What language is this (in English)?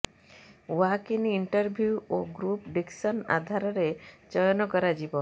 Odia